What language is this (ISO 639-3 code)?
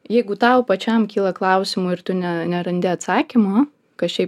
lit